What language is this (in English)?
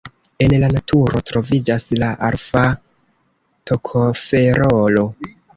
Esperanto